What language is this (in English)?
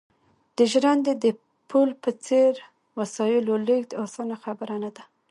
Pashto